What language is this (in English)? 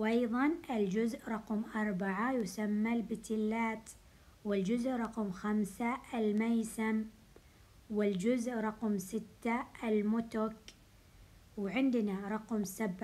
Arabic